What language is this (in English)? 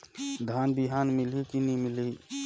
Chhattisgarhi